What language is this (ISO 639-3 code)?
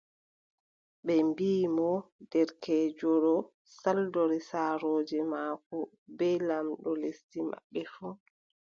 fub